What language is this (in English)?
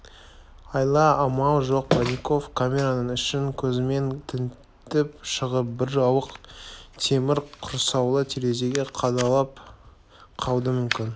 Kazakh